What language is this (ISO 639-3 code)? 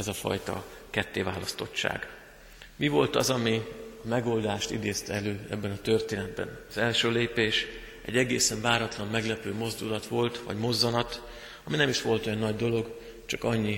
hun